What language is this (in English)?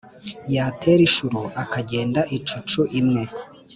Kinyarwanda